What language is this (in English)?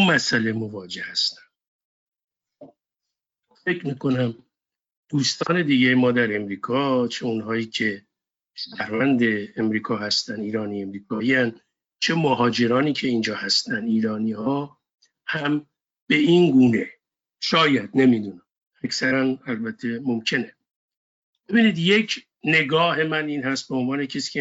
Persian